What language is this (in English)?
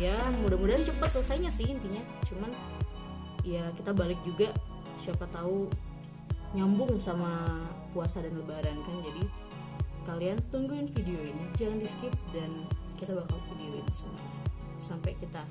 Indonesian